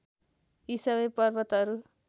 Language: Nepali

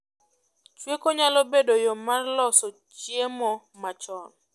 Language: Luo (Kenya and Tanzania)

